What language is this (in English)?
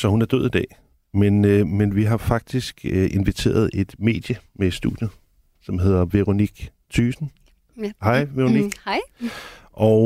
Danish